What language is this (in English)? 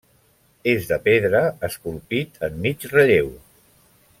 Catalan